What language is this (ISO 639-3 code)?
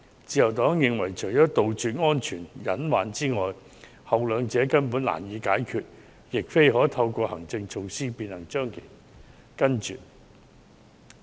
yue